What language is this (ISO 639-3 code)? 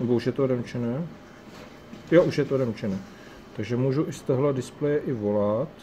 ces